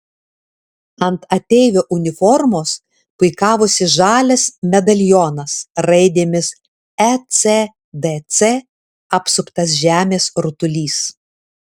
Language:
Lithuanian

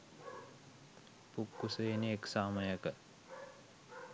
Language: Sinhala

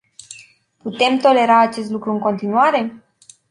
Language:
Romanian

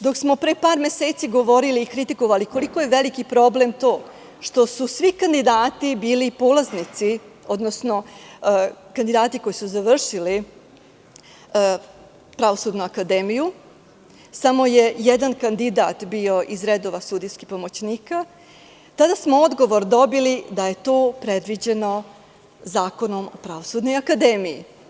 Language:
Serbian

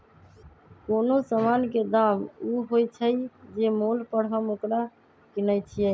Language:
Magahi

